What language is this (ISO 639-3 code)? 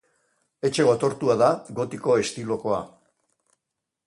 eus